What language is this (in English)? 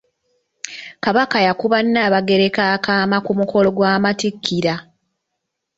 Ganda